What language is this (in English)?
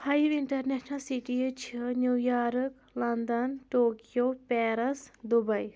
Kashmiri